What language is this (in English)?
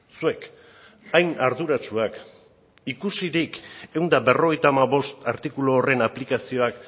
Basque